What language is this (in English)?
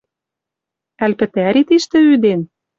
Western Mari